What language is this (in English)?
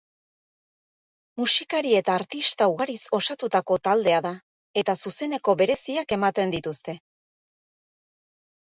Basque